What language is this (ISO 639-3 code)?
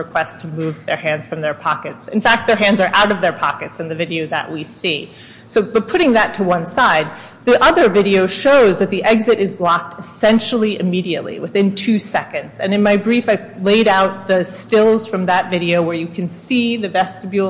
eng